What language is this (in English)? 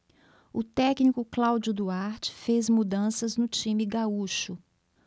Portuguese